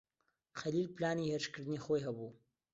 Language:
Central Kurdish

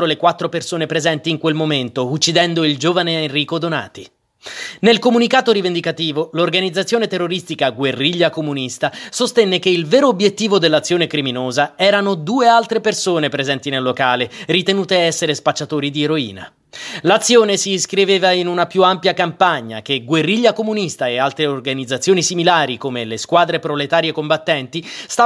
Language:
Italian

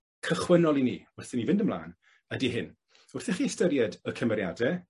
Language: Welsh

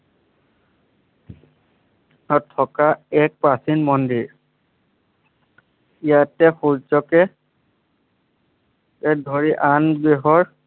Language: Assamese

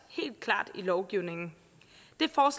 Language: Danish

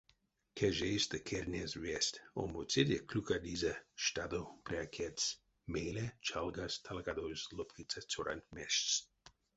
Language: Erzya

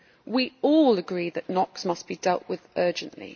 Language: English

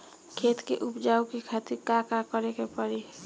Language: Bhojpuri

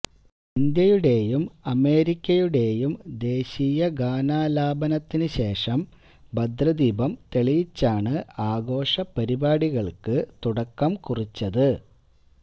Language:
Malayalam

